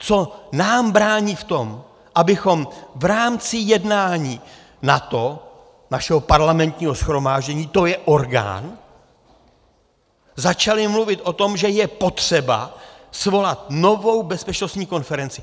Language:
Czech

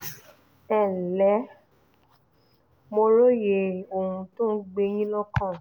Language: Yoruba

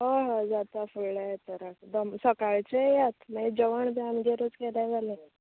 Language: Konkani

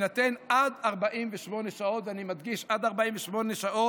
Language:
Hebrew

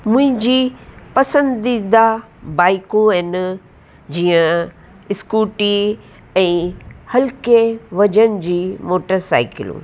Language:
Sindhi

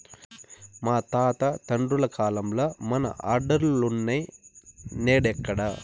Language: Telugu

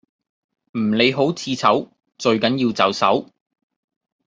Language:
Cantonese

